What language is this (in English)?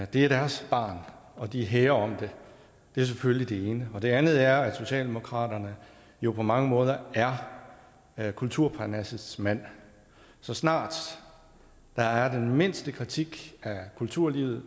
Danish